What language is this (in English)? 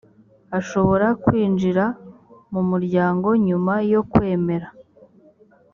Kinyarwanda